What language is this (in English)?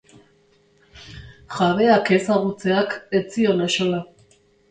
Basque